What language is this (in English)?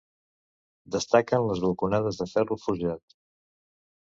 Catalan